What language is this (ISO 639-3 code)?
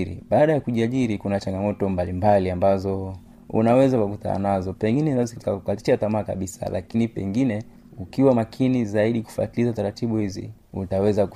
swa